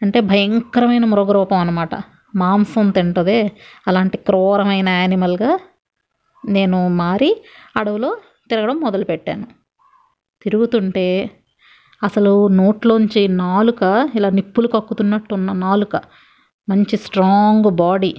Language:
Telugu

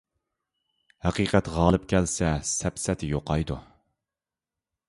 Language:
Uyghur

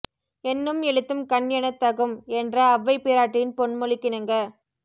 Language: Tamil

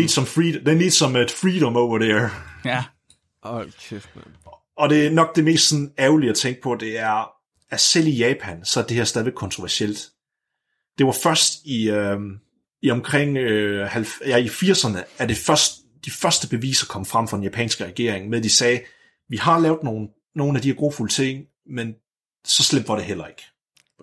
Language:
Danish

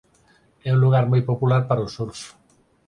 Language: Galician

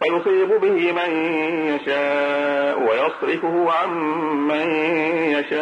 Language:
Arabic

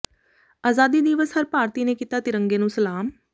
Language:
Punjabi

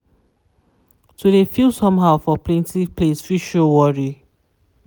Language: Nigerian Pidgin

